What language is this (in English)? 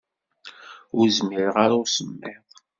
Kabyle